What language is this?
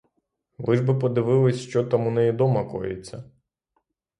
Ukrainian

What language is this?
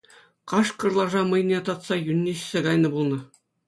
Chuvash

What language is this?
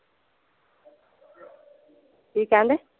Punjabi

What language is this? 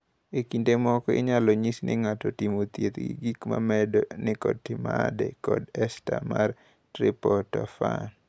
Luo (Kenya and Tanzania)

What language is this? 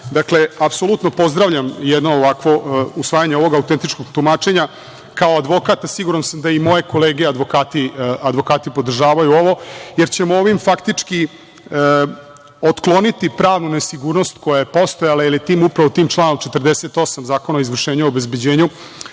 Serbian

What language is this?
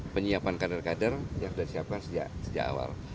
Indonesian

